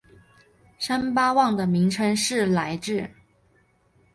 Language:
Chinese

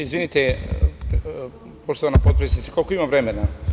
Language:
Serbian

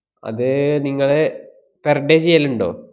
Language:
Malayalam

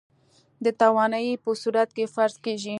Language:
Pashto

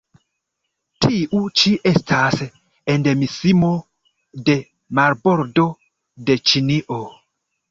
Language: Esperanto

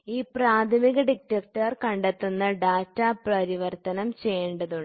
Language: Malayalam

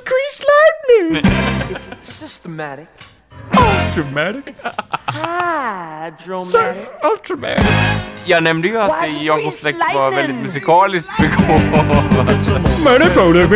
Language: Swedish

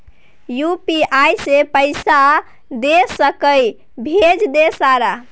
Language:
Maithili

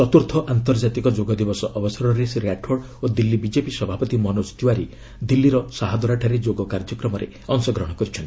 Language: Odia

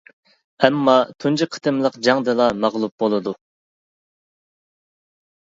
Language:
Uyghur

